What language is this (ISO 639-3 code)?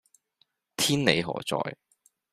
yue